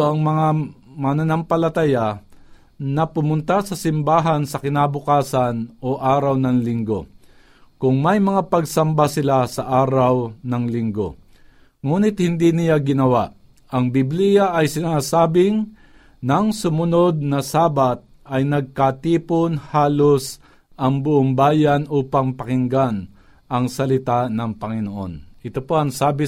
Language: Filipino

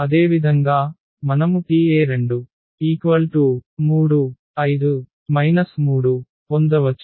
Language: Telugu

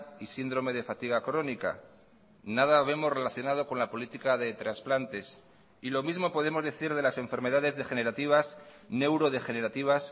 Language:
Spanish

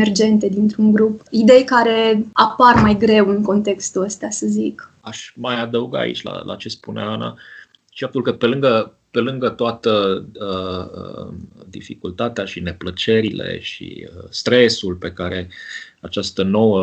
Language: Romanian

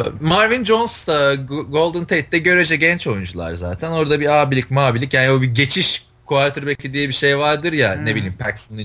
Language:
Turkish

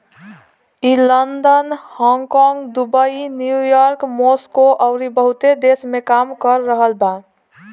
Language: Bhojpuri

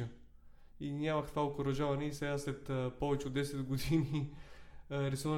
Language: Bulgarian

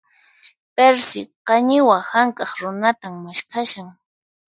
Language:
Puno Quechua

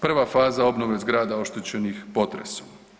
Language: Croatian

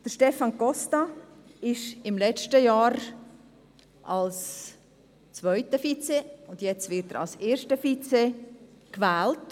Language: Swiss German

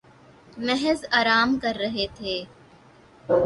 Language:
Urdu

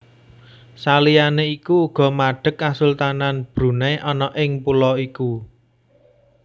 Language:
Javanese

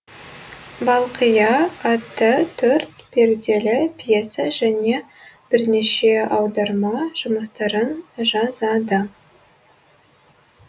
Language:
Kazakh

